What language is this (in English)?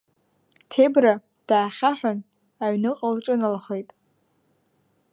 Abkhazian